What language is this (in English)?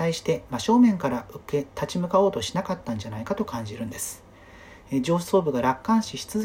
Japanese